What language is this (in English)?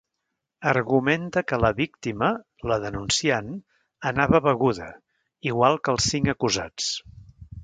Catalan